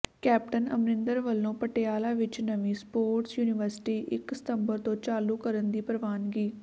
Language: Punjabi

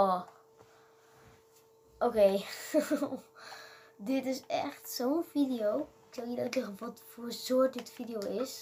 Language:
Dutch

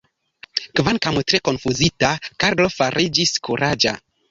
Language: Esperanto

